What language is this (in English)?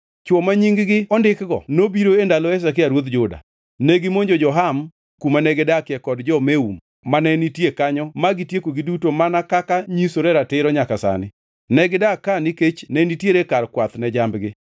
Luo (Kenya and Tanzania)